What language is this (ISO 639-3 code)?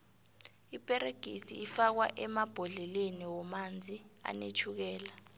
nbl